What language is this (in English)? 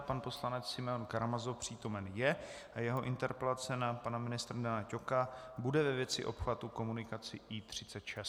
Czech